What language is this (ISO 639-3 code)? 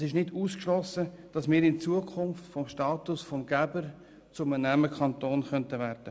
gsw